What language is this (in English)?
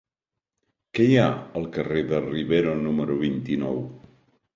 Catalan